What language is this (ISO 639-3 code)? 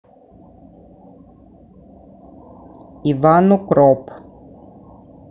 rus